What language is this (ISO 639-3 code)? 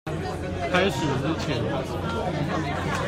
zho